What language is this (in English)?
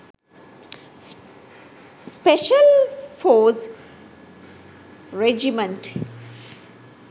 Sinhala